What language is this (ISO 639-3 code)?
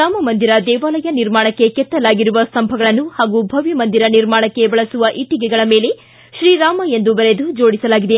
kan